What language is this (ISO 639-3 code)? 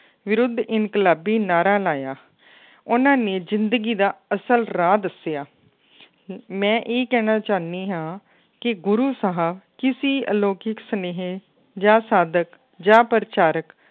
pan